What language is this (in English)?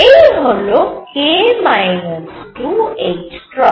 Bangla